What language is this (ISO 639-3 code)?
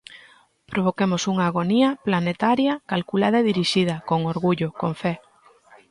glg